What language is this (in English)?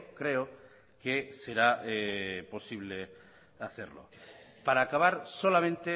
Spanish